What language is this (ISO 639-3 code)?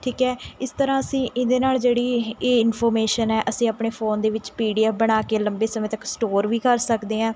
pan